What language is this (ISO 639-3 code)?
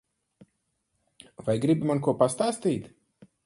lav